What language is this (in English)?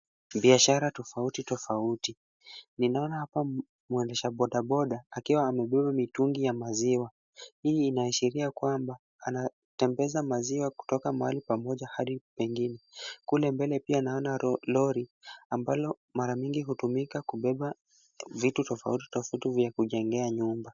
Swahili